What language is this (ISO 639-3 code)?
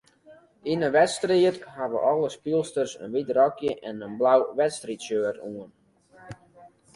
fry